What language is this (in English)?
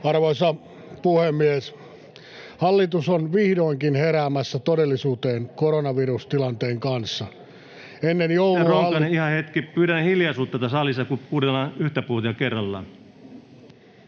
Finnish